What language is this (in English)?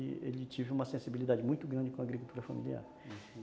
Portuguese